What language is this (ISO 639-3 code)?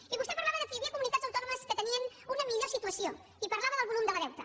cat